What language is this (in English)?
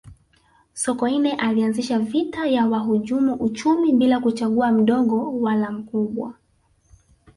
Swahili